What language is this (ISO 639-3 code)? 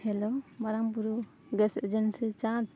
sat